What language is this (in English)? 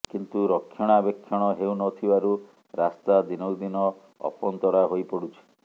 Odia